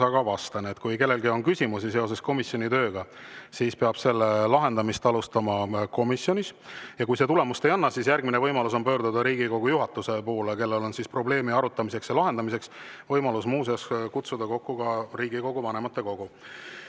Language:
Estonian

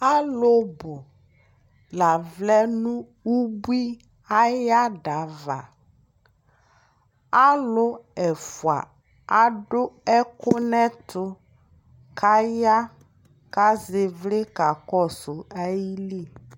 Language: Ikposo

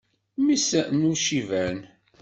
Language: Kabyle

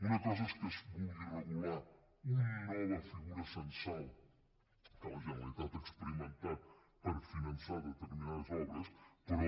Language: Catalan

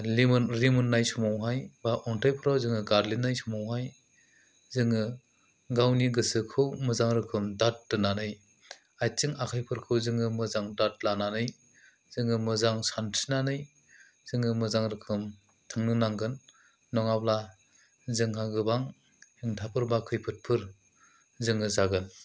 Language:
Bodo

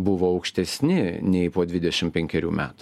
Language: Lithuanian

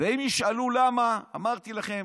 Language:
Hebrew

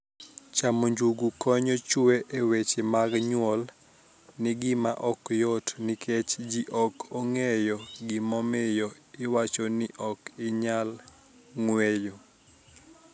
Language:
Luo (Kenya and Tanzania)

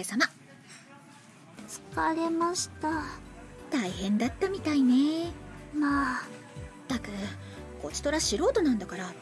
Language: Japanese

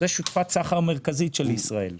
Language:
Hebrew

